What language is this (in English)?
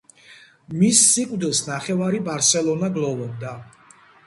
Georgian